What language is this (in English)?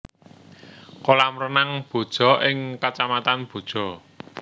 Javanese